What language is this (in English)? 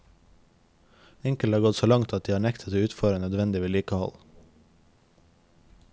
Norwegian